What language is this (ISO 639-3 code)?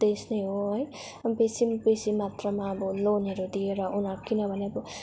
nep